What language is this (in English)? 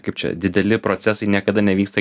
Lithuanian